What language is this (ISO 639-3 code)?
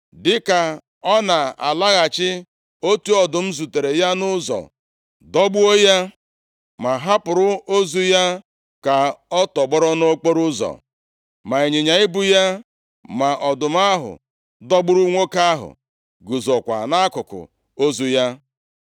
ibo